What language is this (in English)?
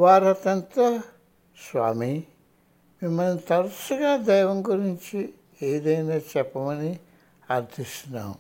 Telugu